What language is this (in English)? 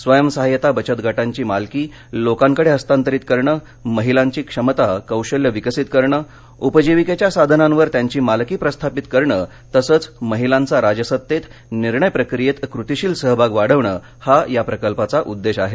Marathi